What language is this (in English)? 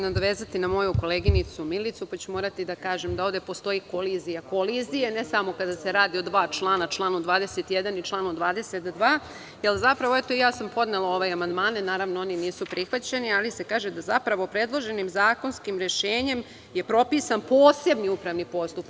Serbian